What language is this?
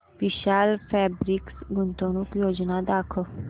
Marathi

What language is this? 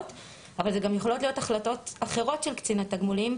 Hebrew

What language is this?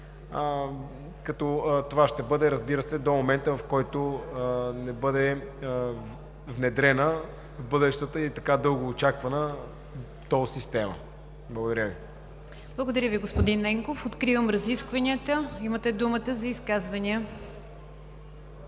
Bulgarian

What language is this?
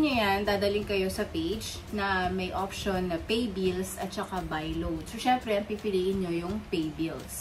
Filipino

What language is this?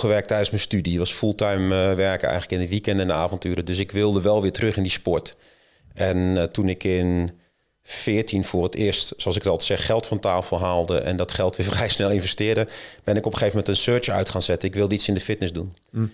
Dutch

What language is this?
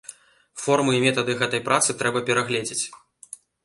Belarusian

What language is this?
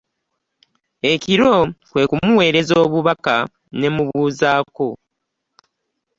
Ganda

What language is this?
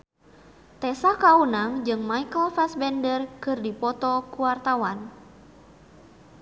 Sundanese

